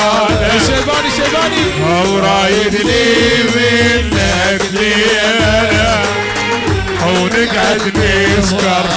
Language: Arabic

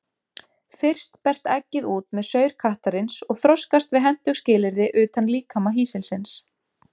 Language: Icelandic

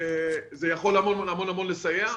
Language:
Hebrew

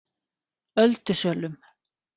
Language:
Icelandic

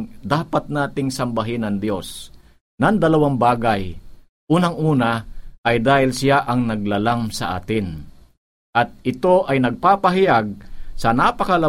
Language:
Filipino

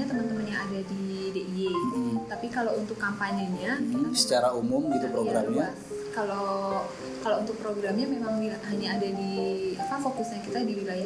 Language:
Indonesian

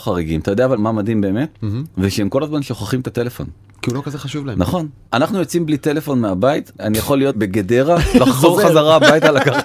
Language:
Hebrew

